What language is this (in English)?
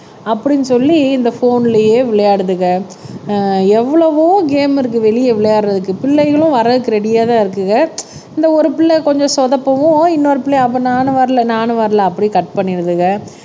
Tamil